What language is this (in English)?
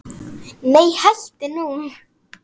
Icelandic